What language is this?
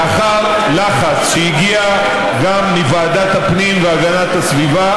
Hebrew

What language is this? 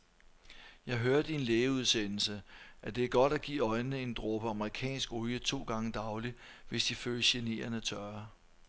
Danish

